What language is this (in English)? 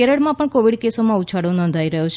Gujarati